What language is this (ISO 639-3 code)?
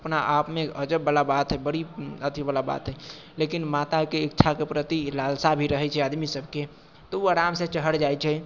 mai